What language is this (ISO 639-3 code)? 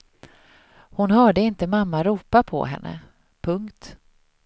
swe